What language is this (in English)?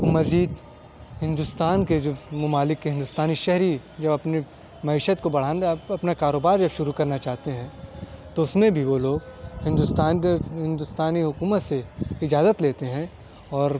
Urdu